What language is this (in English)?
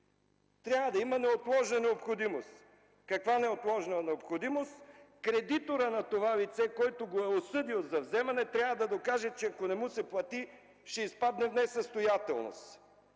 Bulgarian